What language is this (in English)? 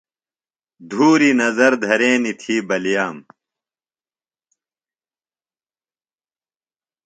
Phalura